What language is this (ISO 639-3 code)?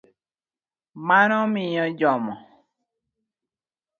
luo